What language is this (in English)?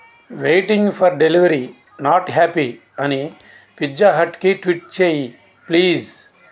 Telugu